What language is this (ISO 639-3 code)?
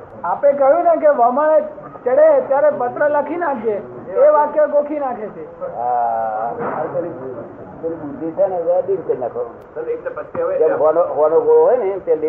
guj